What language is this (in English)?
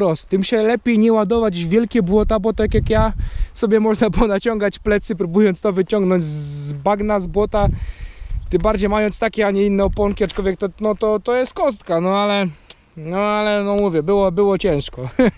Polish